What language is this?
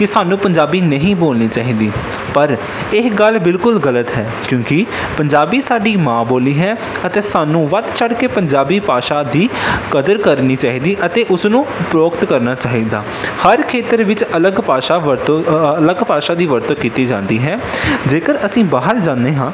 Punjabi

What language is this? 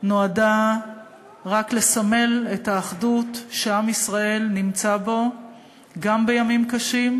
Hebrew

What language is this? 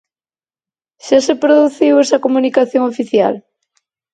Galician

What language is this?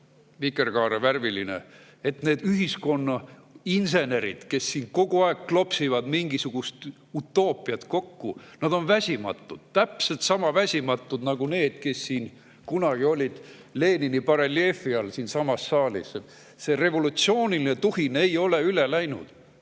Estonian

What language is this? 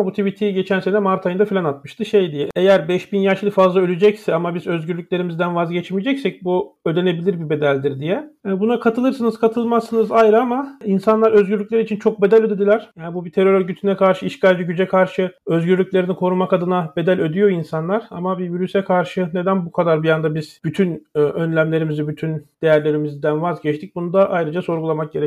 Turkish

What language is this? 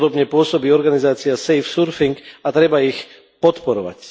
Slovak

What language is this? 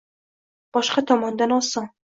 Uzbek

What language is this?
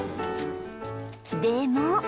Japanese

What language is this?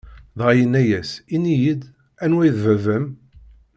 Kabyle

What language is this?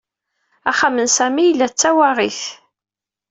Kabyle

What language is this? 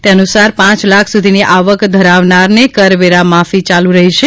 Gujarati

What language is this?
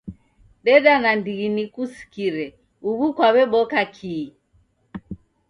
Taita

